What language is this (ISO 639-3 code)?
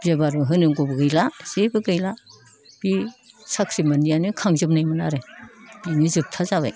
brx